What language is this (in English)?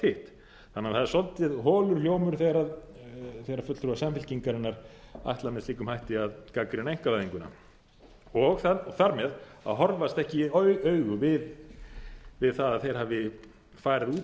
Icelandic